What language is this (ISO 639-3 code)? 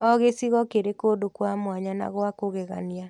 kik